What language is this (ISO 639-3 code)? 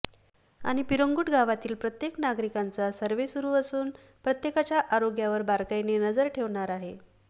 mar